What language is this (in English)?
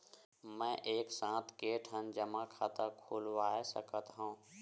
Chhattisgarhi